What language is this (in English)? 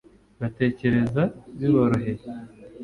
Kinyarwanda